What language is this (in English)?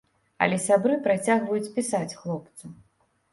Belarusian